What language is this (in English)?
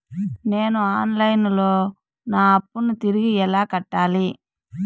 Telugu